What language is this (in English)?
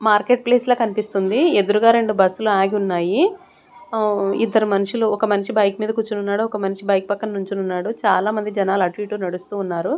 Telugu